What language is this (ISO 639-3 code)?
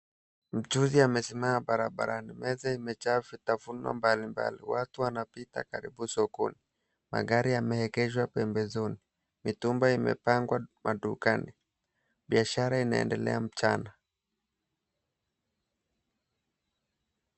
swa